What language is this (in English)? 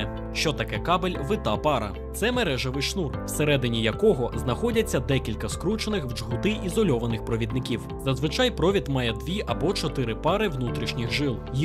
Ukrainian